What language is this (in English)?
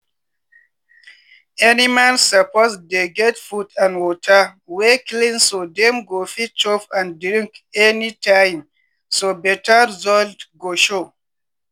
Nigerian Pidgin